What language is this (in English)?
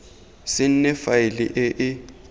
Tswana